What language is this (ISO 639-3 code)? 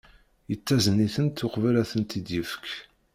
kab